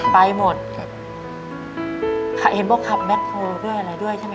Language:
Thai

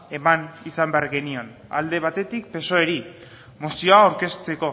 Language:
Basque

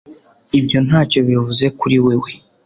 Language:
Kinyarwanda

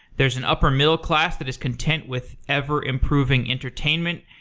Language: English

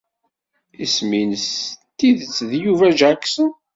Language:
Kabyle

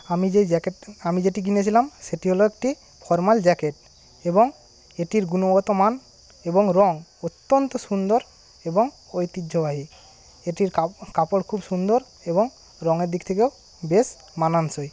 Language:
Bangla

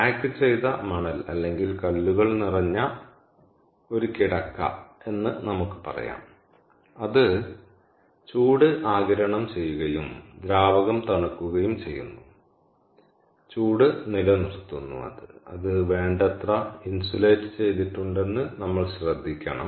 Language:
Malayalam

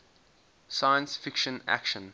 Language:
English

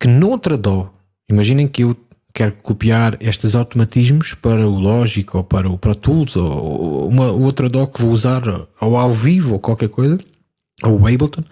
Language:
Portuguese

